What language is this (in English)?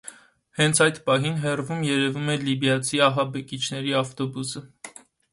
Armenian